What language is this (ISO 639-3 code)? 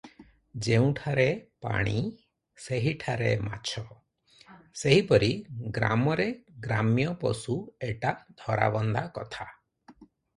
ori